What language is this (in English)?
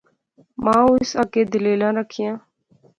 Pahari-Potwari